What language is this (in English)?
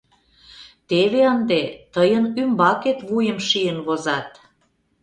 Mari